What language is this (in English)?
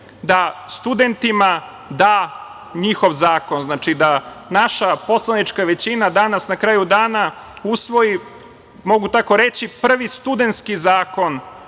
Serbian